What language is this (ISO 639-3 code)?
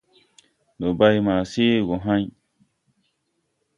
tui